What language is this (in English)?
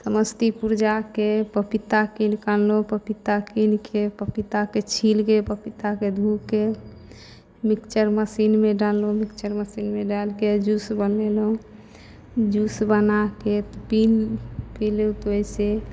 Maithili